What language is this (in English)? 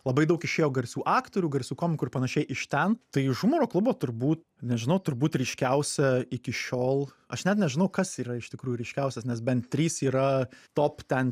Lithuanian